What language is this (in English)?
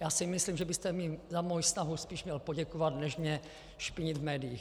Czech